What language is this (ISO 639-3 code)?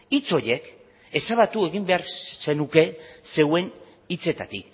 eus